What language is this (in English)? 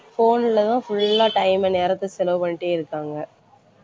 Tamil